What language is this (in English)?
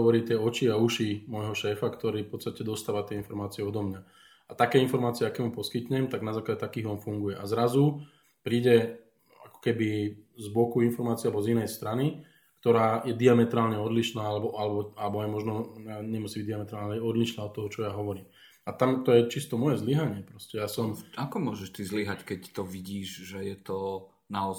Slovak